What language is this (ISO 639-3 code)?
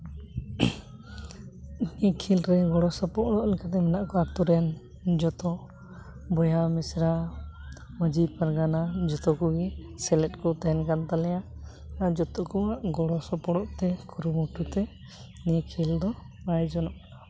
sat